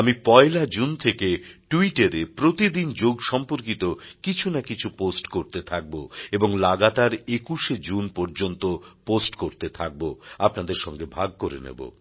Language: Bangla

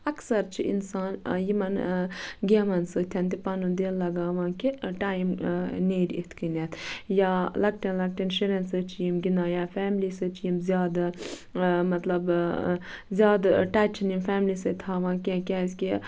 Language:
Kashmiri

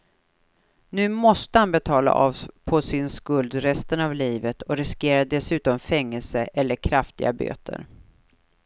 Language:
Swedish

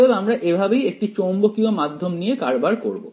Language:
Bangla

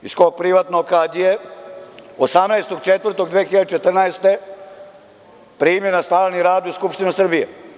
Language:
Serbian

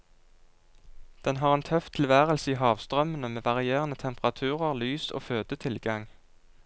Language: Norwegian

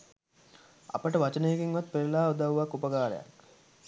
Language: Sinhala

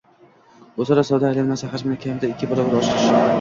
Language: Uzbek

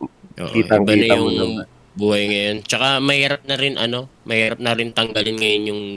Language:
Filipino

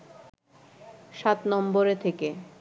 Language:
Bangla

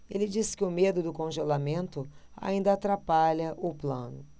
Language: Portuguese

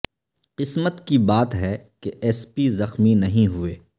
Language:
Urdu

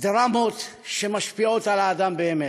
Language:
Hebrew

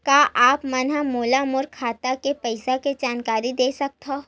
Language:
Chhattisgarhi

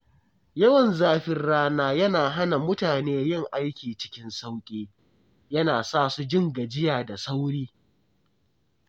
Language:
Hausa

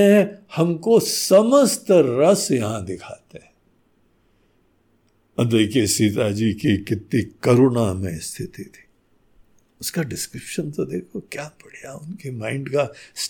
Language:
Hindi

